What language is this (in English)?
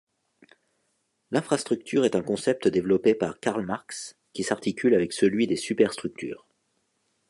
French